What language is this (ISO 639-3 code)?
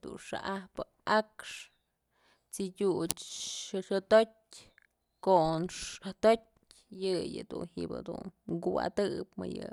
mzl